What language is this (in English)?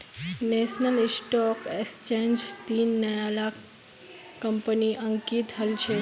Magahi